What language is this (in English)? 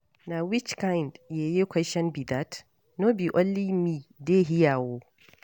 Nigerian Pidgin